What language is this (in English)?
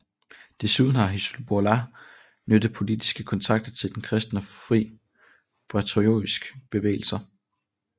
Danish